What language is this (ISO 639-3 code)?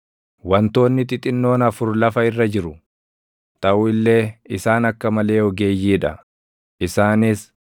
orm